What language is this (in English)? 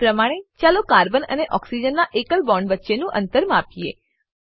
Gujarati